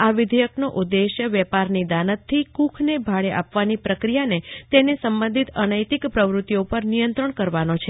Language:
Gujarati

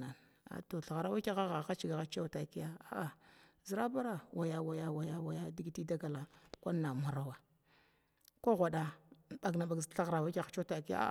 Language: Glavda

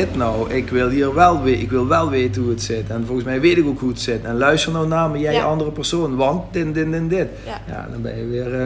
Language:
Dutch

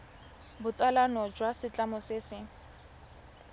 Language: Tswana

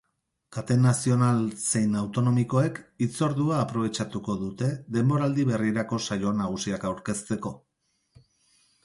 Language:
Basque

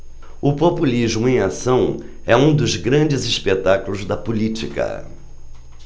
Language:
Portuguese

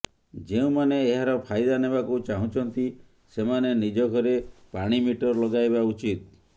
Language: Odia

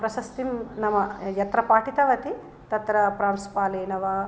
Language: Sanskrit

